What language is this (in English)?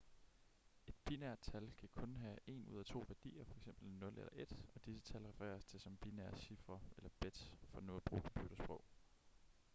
Danish